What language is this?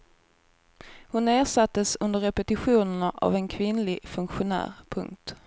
Swedish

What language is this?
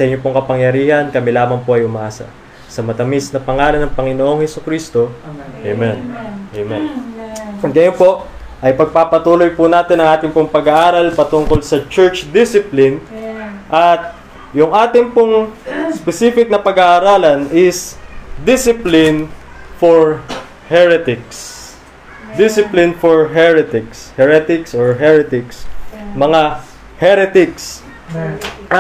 Filipino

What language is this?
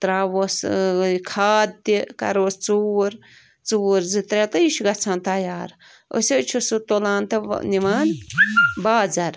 Kashmiri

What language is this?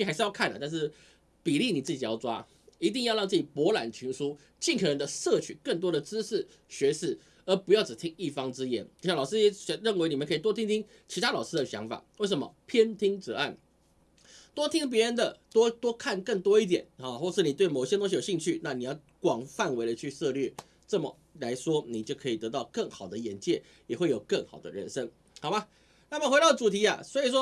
Chinese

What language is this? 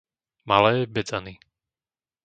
Slovak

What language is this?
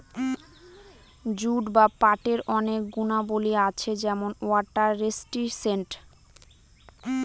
Bangla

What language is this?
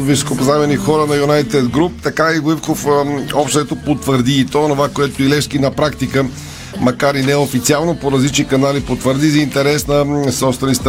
Bulgarian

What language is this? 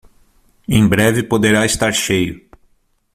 Portuguese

